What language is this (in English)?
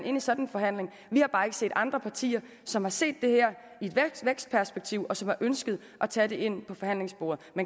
Danish